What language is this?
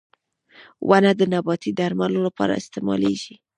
Pashto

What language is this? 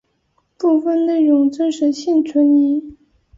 Chinese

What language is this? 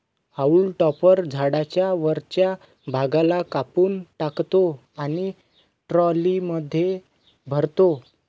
Marathi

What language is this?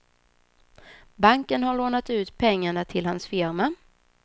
Swedish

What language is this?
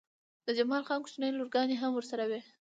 Pashto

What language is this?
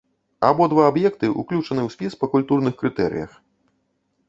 Belarusian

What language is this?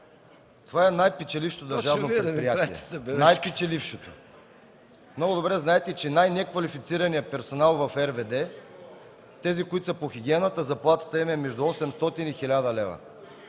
Bulgarian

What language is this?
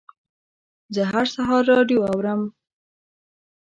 Pashto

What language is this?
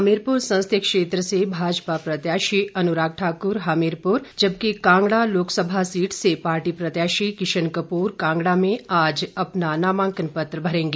Hindi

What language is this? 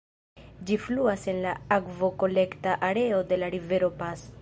Esperanto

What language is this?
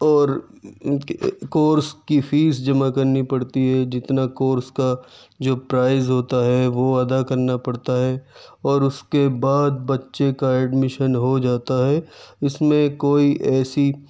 Urdu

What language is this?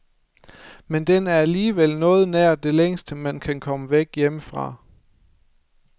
Danish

